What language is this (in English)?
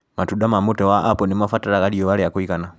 Kikuyu